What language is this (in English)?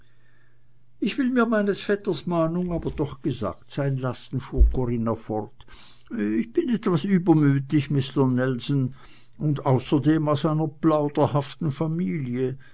German